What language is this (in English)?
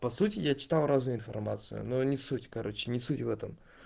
Russian